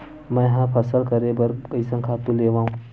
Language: Chhattisgarhi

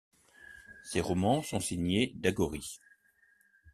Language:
French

